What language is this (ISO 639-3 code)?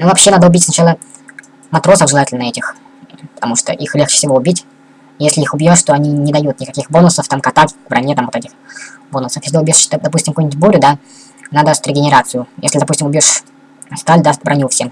rus